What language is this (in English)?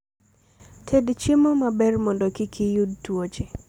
Luo (Kenya and Tanzania)